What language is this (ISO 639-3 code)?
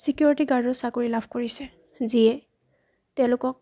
asm